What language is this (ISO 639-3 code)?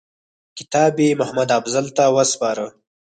pus